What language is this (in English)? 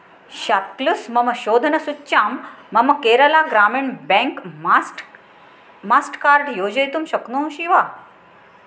Sanskrit